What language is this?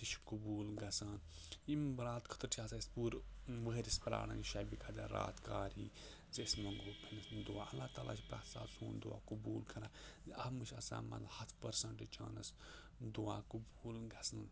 Kashmiri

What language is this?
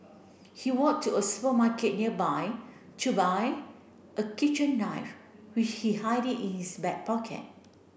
English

